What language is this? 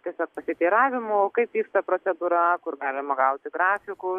Lithuanian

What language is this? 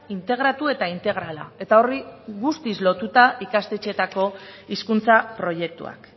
Basque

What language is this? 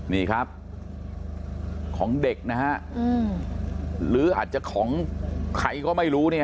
Thai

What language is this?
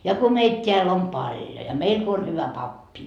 Finnish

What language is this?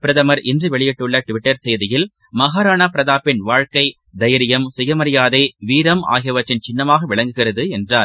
Tamil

